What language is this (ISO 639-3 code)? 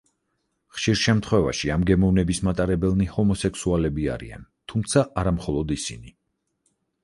kat